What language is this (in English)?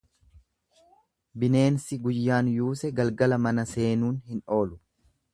Oromo